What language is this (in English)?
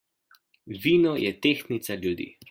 Slovenian